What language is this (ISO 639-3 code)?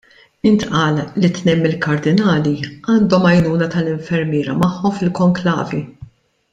mlt